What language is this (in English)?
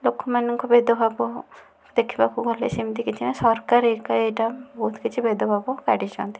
Odia